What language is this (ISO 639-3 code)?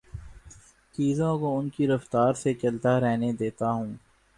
urd